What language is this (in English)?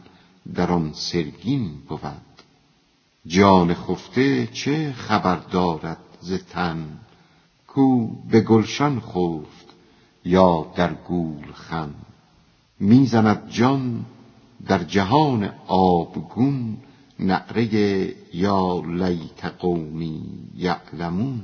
Persian